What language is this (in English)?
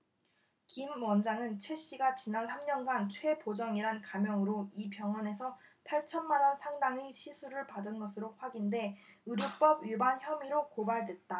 Korean